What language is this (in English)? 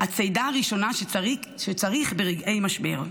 Hebrew